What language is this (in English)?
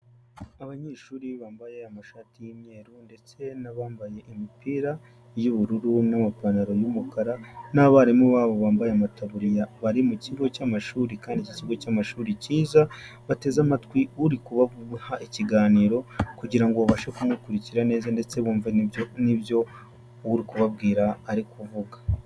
Kinyarwanda